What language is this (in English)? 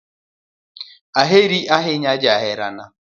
Luo (Kenya and Tanzania)